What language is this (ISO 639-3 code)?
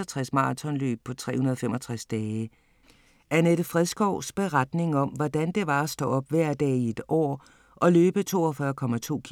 dan